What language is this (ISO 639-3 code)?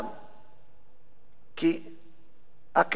heb